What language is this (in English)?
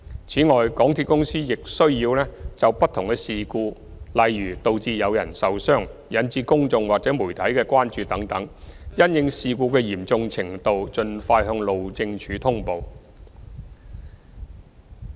Cantonese